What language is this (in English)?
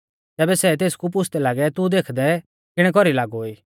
Mahasu Pahari